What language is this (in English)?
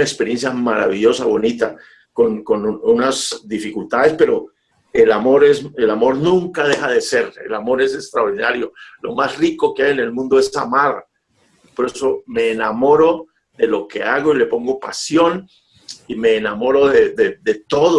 Spanish